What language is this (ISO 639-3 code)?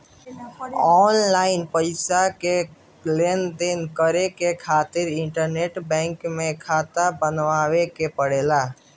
bho